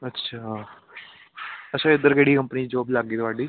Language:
Punjabi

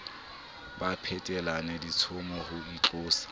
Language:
Southern Sotho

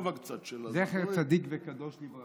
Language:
Hebrew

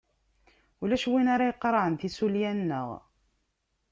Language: Kabyle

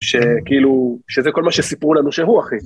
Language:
Hebrew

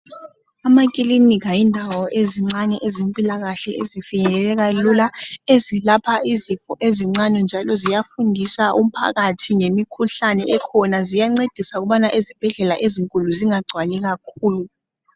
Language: North Ndebele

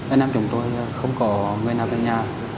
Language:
Vietnamese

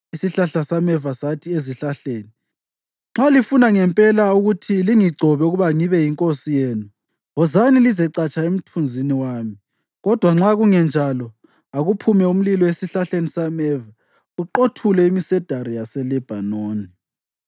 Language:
North Ndebele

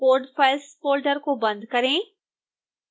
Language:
Hindi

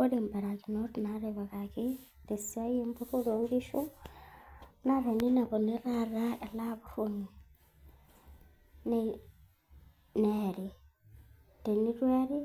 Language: Masai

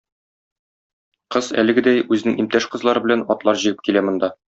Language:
Tatar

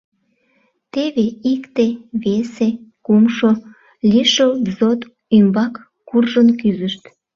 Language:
Mari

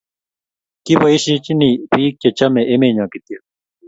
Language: Kalenjin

